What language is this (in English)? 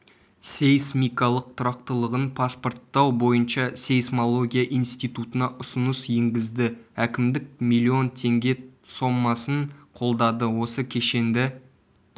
Kazakh